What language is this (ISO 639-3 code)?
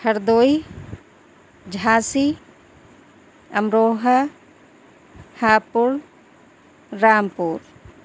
urd